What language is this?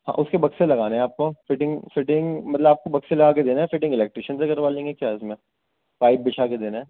Urdu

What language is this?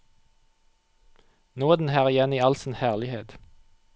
Norwegian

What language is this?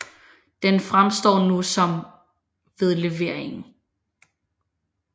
Danish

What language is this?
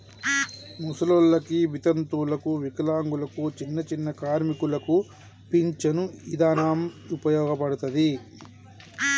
Telugu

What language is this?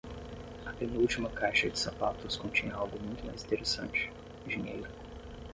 Portuguese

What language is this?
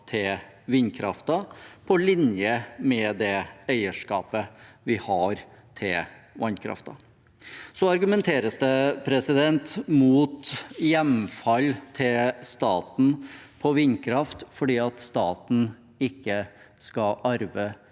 Norwegian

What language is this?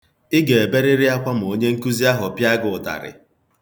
Igbo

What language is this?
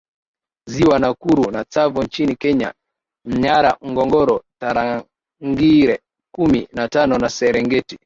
Swahili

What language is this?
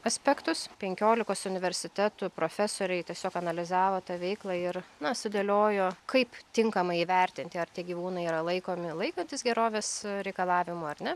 Lithuanian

